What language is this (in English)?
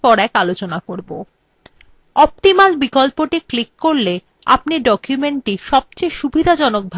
Bangla